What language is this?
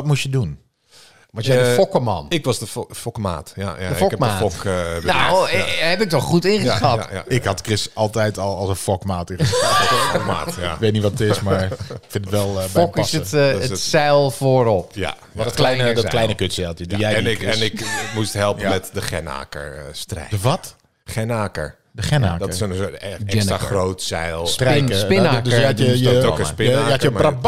Dutch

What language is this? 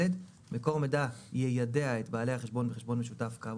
Hebrew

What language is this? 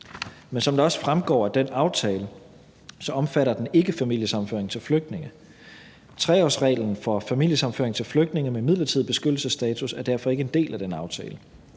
Danish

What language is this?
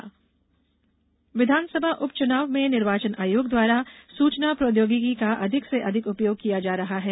Hindi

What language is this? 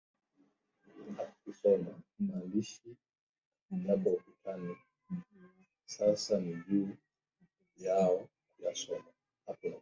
Swahili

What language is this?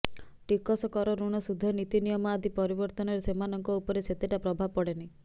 Odia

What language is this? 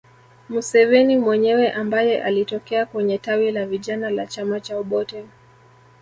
Swahili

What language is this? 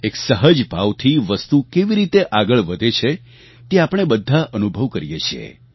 Gujarati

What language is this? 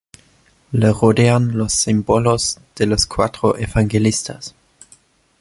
Spanish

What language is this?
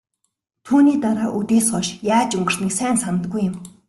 Mongolian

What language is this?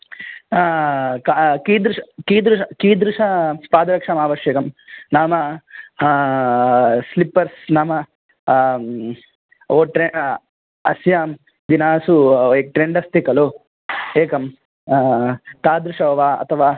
Sanskrit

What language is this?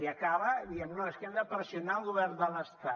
Catalan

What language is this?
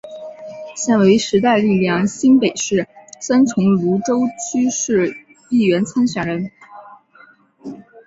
Chinese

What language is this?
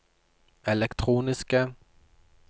Norwegian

